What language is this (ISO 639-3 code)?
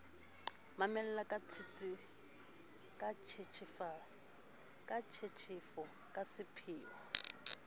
sot